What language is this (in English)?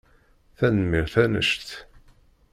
Kabyle